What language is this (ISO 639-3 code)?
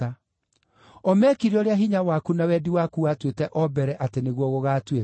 kik